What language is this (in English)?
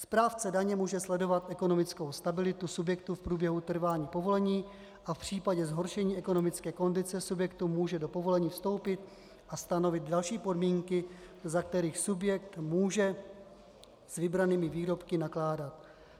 Czech